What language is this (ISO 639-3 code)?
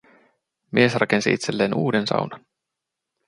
fin